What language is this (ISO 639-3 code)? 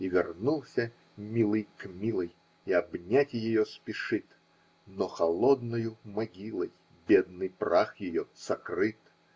rus